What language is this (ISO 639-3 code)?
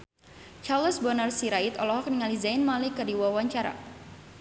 sun